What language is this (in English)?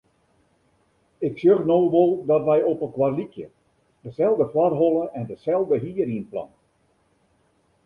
Western Frisian